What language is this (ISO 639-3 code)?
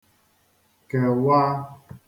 ibo